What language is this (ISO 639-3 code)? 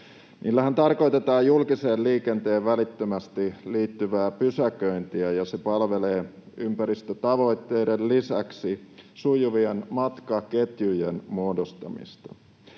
fin